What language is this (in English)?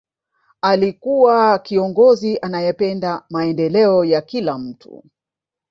Swahili